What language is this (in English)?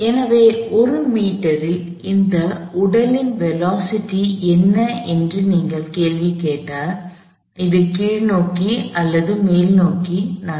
Tamil